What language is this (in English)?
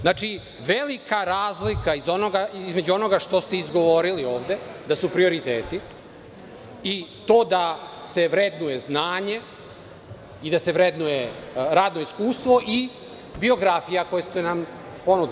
Serbian